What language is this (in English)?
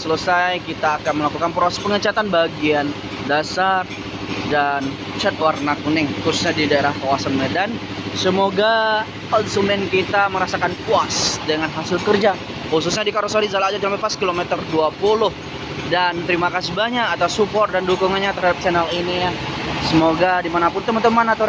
Indonesian